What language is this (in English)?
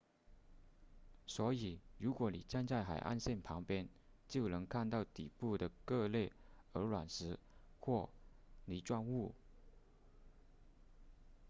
Chinese